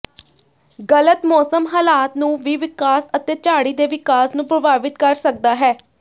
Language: Punjabi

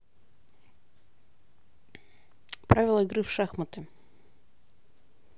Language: Russian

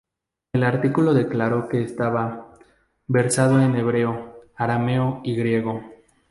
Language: Spanish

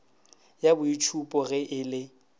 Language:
Northern Sotho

